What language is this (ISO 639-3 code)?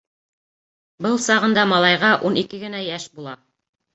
bak